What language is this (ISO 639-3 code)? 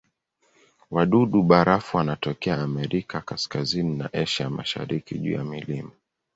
swa